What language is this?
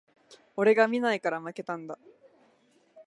Japanese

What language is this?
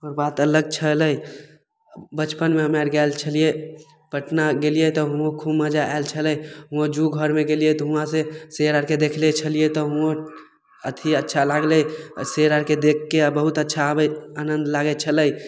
Maithili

